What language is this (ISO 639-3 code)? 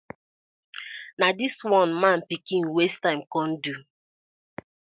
pcm